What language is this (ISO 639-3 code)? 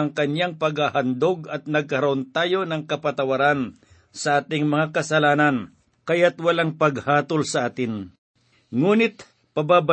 fil